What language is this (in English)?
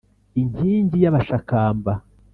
Kinyarwanda